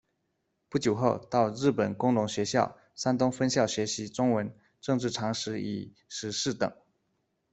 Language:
Chinese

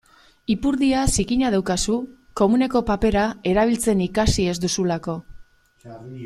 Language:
Basque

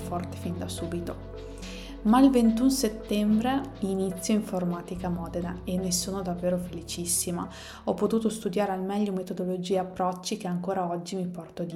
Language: Italian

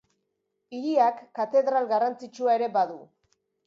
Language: Basque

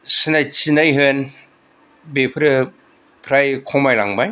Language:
Bodo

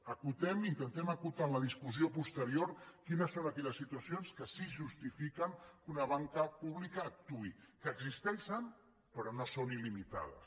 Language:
Catalan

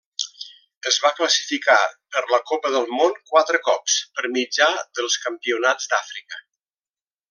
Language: Catalan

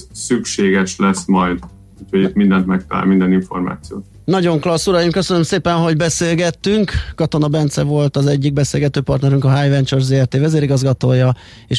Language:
Hungarian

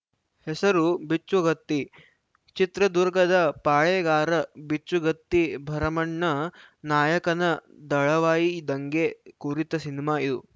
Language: Kannada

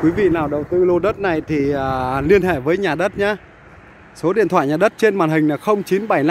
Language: Vietnamese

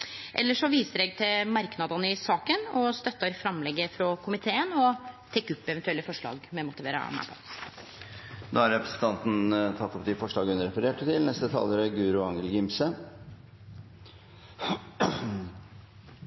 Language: Norwegian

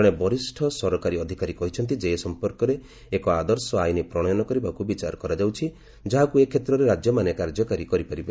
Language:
Odia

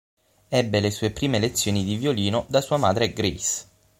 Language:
Italian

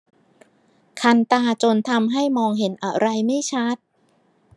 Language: Thai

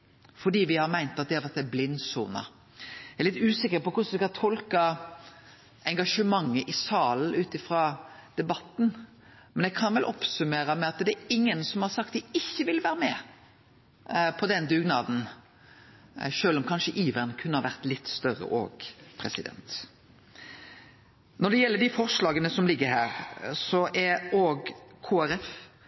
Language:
Norwegian Nynorsk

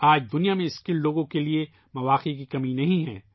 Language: Urdu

